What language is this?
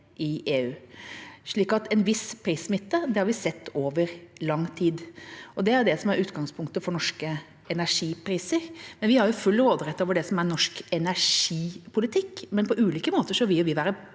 Norwegian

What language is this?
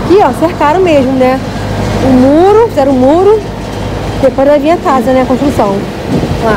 Portuguese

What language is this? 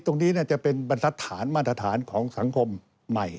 Thai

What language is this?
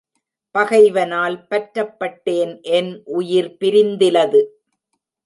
Tamil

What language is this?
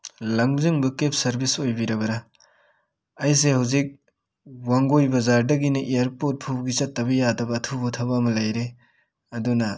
Manipuri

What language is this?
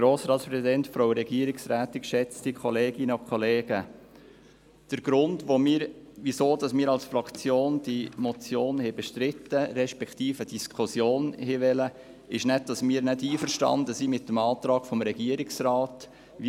Swiss German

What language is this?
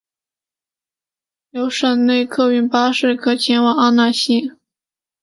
Chinese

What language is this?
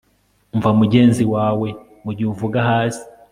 Kinyarwanda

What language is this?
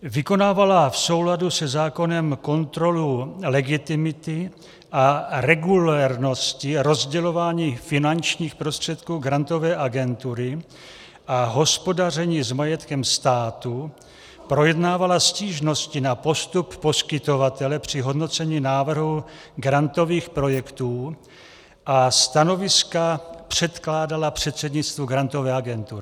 Czech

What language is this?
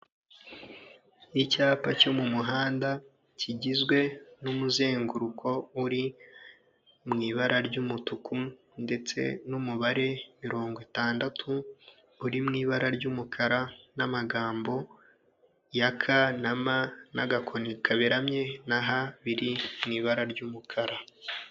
Kinyarwanda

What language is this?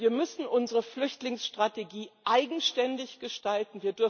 German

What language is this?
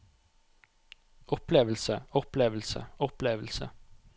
Norwegian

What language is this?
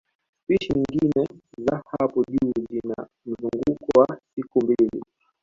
Swahili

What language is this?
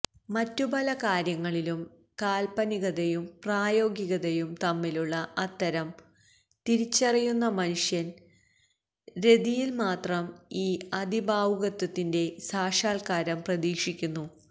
Malayalam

